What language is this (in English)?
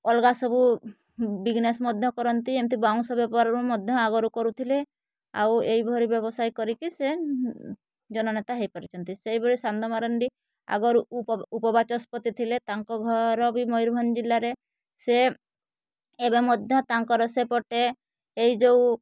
Odia